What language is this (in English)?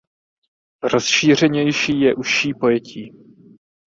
Czech